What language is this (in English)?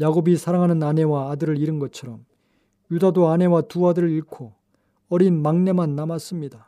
Korean